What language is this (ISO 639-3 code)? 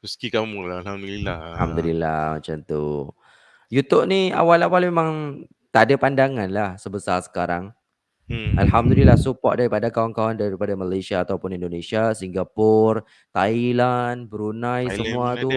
msa